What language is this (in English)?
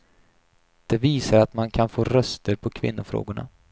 Swedish